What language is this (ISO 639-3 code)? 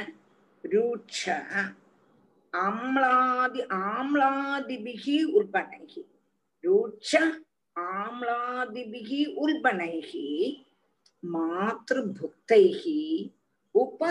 tam